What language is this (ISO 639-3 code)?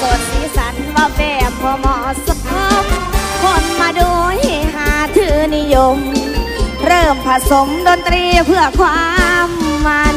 tha